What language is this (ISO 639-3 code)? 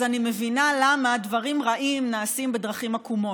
heb